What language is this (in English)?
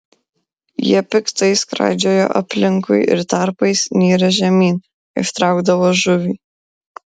Lithuanian